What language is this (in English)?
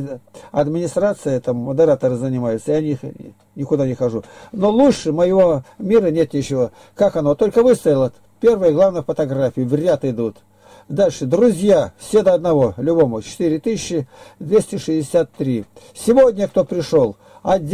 Russian